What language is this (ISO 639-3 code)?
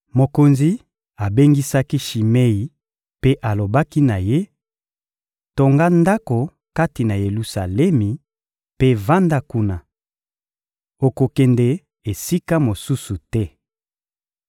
lin